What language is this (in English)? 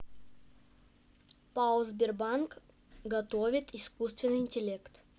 Russian